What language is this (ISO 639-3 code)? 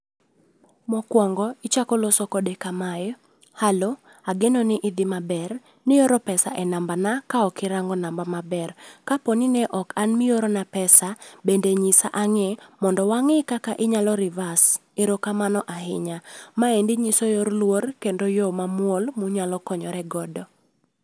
luo